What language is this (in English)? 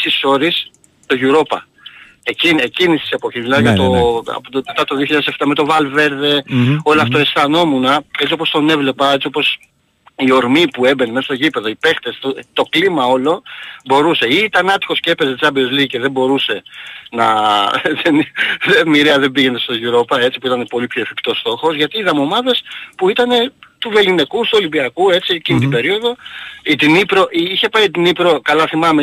Greek